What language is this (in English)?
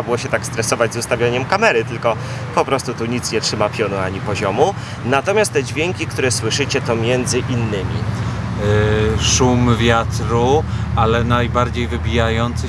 Polish